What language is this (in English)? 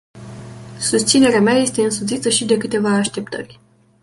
Romanian